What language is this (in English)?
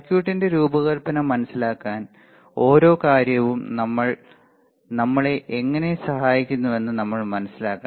Malayalam